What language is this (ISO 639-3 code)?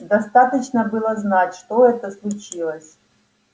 rus